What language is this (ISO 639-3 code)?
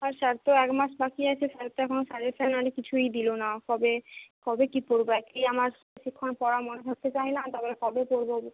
ben